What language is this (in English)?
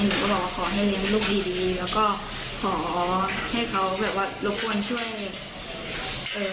Thai